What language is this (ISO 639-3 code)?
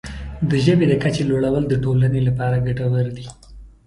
pus